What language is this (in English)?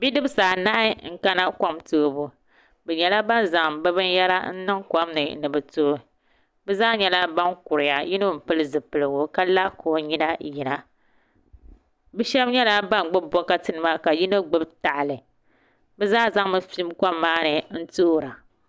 Dagbani